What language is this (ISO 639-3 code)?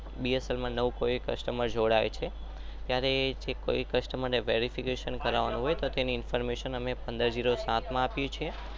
guj